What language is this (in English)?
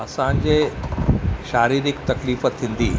Sindhi